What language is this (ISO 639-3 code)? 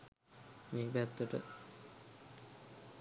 sin